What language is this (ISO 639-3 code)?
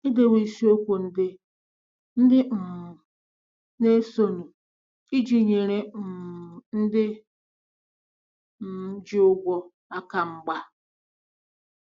ibo